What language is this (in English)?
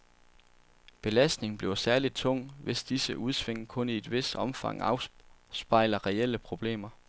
Danish